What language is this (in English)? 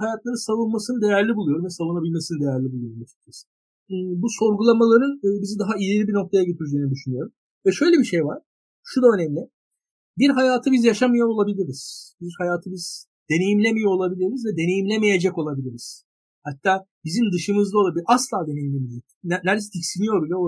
Turkish